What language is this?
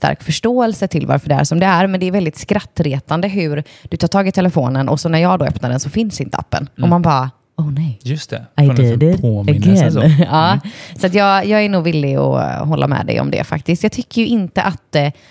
Swedish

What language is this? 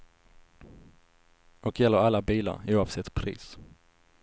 Swedish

